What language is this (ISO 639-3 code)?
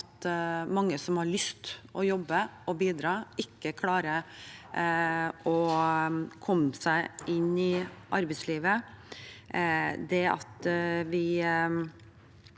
nor